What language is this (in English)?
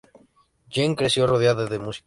Spanish